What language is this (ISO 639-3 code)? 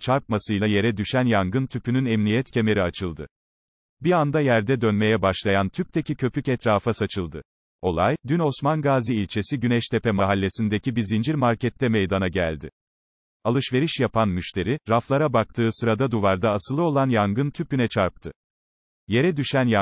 tur